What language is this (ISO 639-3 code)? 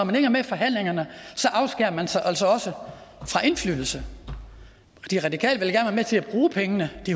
dan